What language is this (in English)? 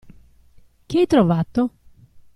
Italian